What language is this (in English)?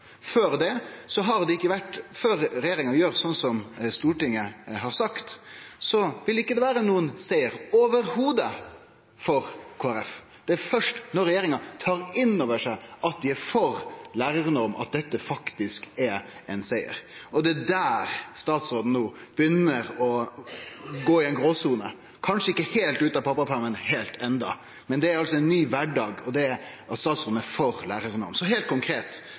Norwegian Nynorsk